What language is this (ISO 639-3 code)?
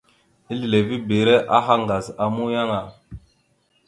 mxu